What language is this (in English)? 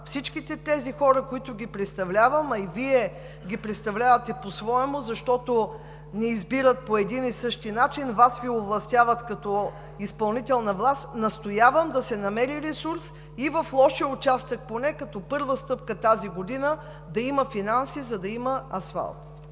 Bulgarian